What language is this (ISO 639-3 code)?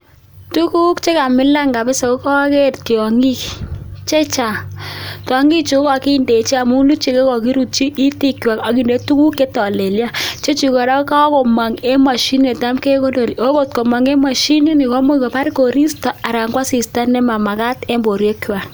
kln